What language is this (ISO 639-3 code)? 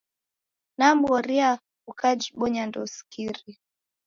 dav